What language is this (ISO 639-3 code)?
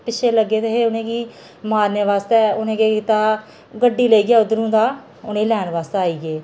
doi